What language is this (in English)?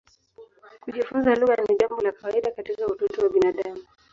Swahili